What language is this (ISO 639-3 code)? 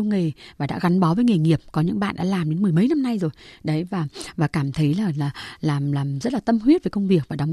vie